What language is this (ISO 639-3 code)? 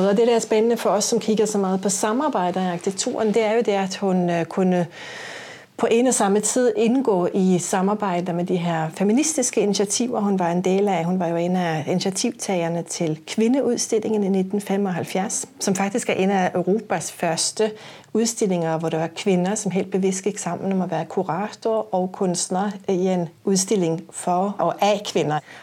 dan